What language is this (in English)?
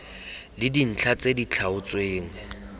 Tswana